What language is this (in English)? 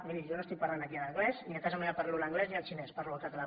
Catalan